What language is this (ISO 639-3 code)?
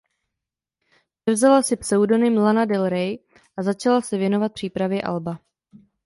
ces